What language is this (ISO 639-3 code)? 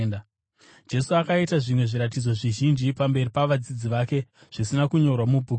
sna